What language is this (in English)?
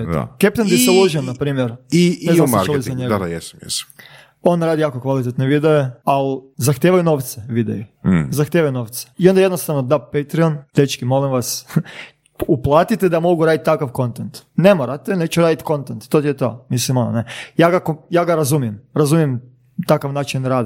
Croatian